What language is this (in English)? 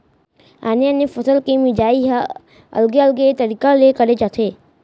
Chhattisgarhi